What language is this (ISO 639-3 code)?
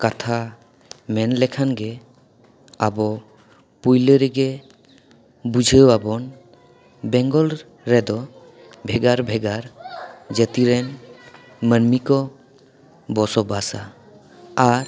sat